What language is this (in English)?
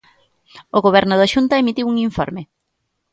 Galician